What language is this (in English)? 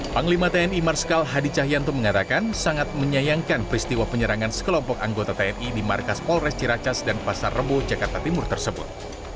Indonesian